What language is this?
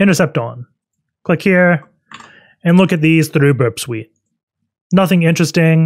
English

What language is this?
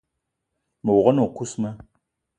Eton (Cameroon)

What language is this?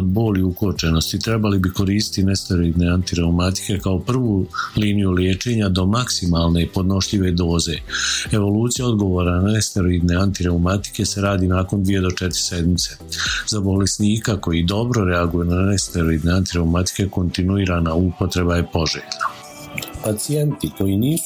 Croatian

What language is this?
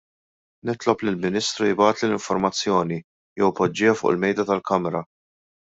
Maltese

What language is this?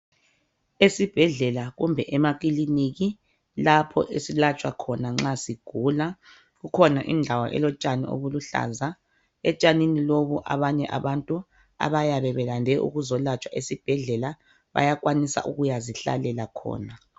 North Ndebele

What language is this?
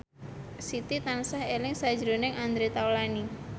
Javanese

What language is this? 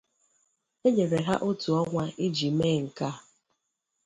Igbo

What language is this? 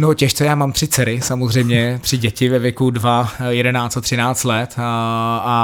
Czech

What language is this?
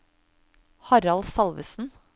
Norwegian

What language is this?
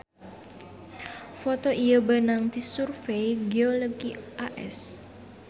Sundanese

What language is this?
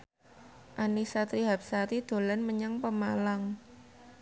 Javanese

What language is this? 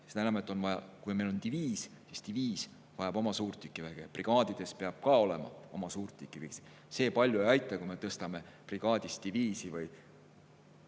Estonian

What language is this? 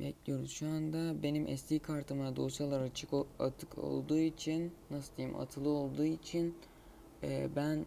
Turkish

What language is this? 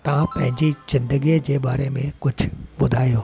Sindhi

